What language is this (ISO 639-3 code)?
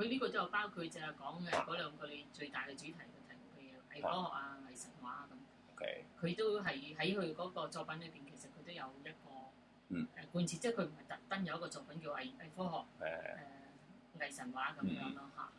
zho